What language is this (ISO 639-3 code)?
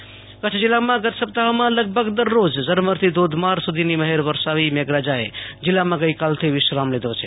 guj